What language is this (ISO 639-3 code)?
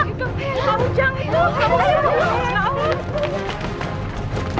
ind